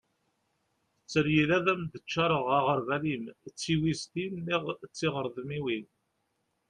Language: Kabyle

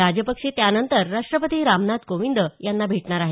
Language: Marathi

